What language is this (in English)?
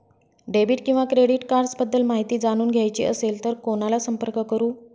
Marathi